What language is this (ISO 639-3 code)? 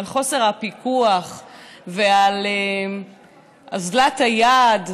heb